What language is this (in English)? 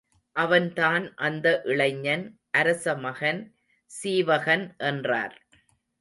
Tamil